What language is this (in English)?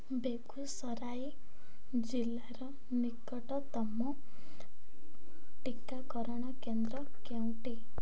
Odia